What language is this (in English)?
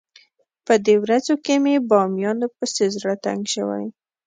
Pashto